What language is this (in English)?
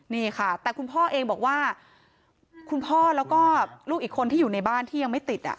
Thai